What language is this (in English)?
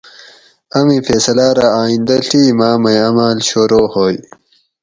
Gawri